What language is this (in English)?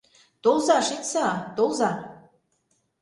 Mari